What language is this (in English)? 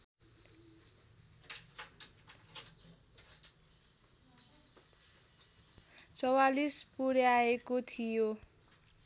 Nepali